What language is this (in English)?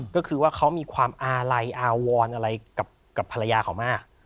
Thai